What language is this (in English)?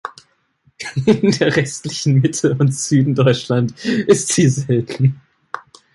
German